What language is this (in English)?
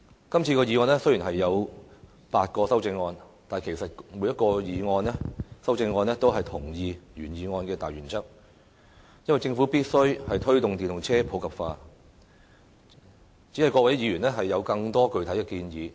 Cantonese